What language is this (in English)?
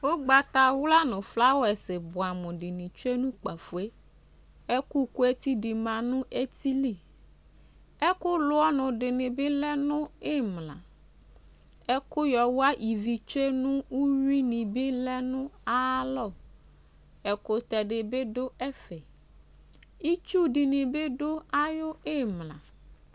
Ikposo